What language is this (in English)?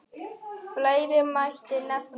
Icelandic